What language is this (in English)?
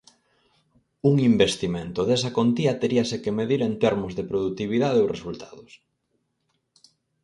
Galician